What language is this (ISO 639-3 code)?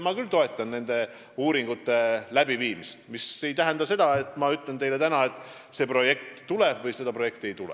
est